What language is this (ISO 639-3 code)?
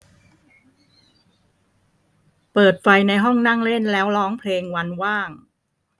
tha